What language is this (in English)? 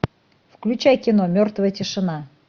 Russian